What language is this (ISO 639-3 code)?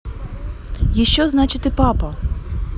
rus